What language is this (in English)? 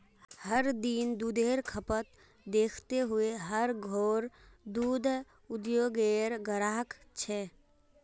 Magahi